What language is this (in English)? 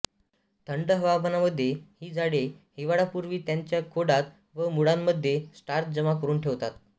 Marathi